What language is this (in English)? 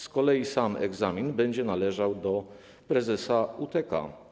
Polish